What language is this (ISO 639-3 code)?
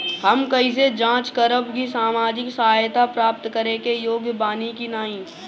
bho